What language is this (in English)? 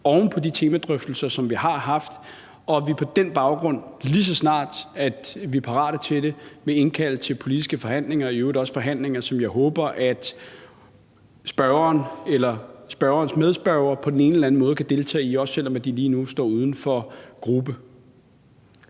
Danish